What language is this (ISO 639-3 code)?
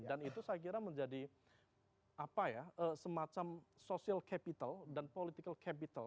ind